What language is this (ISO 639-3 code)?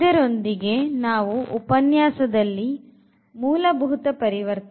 kan